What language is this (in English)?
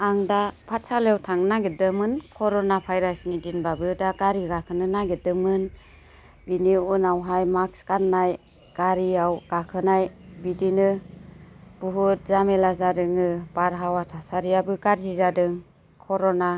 Bodo